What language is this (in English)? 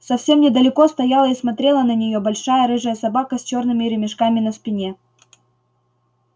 Russian